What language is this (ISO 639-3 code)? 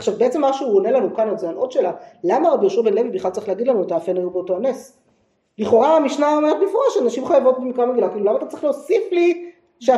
heb